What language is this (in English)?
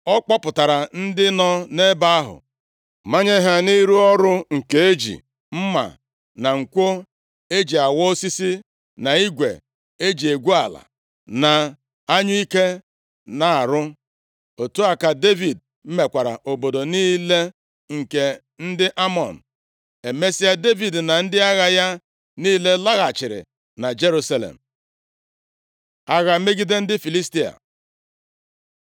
Igbo